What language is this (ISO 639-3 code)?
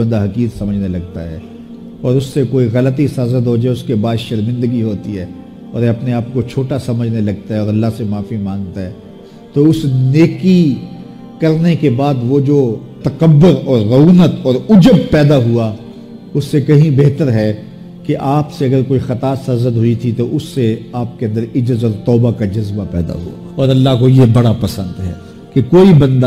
urd